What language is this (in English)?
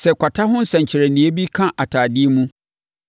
Akan